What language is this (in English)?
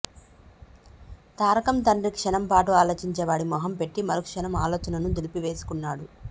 Telugu